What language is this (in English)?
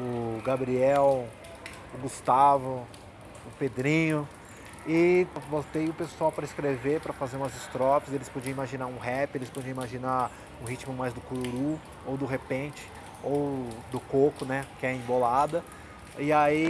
Portuguese